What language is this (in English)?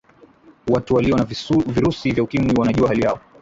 Swahili